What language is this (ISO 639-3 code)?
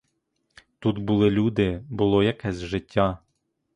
ukr